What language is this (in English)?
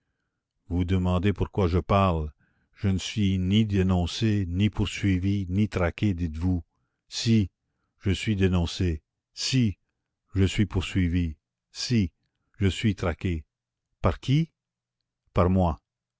French